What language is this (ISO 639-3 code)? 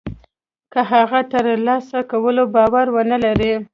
pus